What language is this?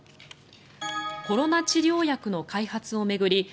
Japanese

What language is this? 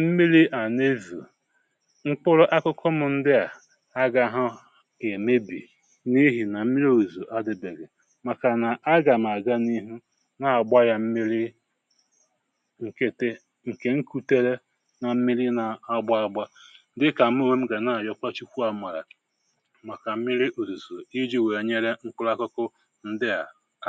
Igbo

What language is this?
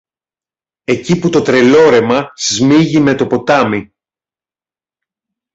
Greek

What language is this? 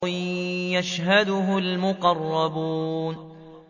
Arabic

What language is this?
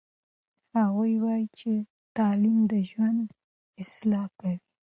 Pashto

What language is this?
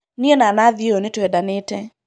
Kikuyu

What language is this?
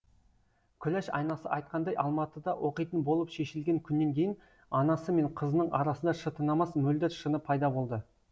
Kazakh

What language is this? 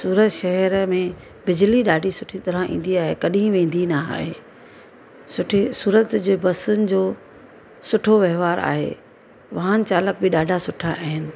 Sindhi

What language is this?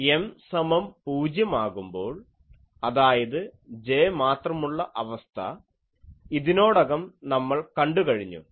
Malayalam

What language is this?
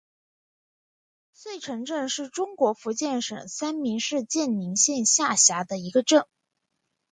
Chinese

